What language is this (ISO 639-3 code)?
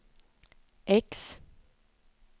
swe